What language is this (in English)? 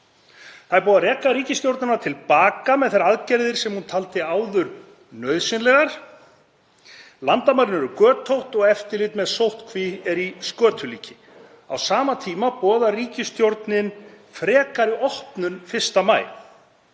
Icelandic